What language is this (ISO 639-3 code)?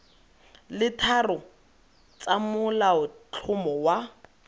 tsn